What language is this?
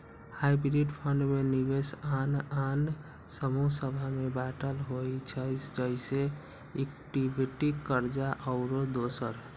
Magahi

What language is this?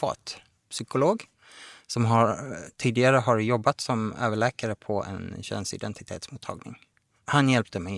Swedish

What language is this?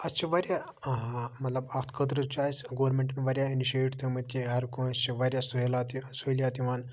Kashmiri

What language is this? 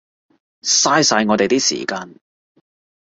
Cantonese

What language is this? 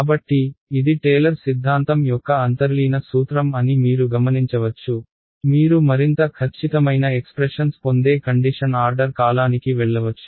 Telugu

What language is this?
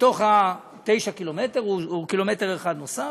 Hebrew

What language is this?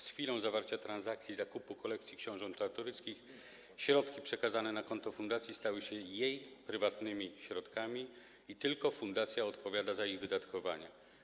Polish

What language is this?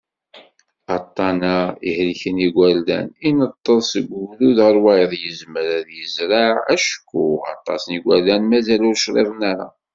Kabyle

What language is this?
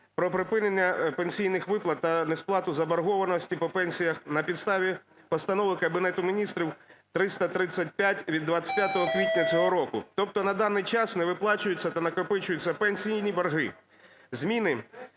Ukrainian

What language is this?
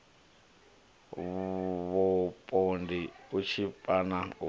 Venda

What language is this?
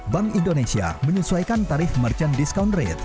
Indonesian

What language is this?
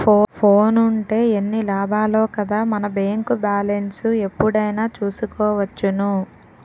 Telugu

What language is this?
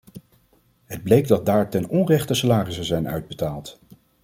Dutch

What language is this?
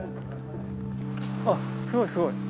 Japanese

